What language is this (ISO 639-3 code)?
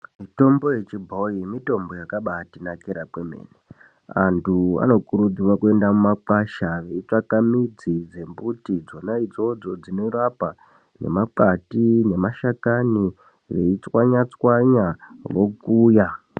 ndc